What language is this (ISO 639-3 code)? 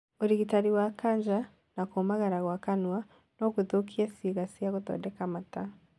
kik